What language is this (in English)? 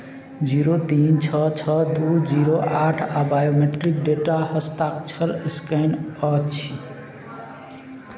Maithili